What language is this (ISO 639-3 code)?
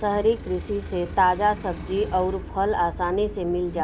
bho